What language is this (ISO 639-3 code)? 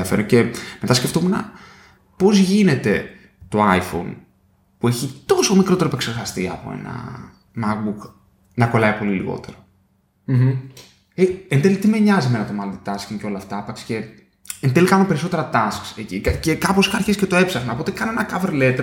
ell